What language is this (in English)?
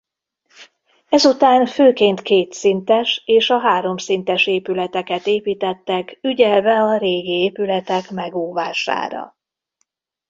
Hungarian